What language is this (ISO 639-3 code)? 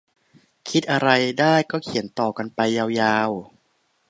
tha